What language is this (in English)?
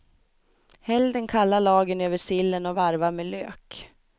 Swedish